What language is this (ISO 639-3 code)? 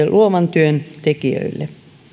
fin